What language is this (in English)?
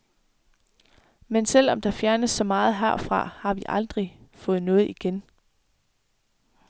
Danish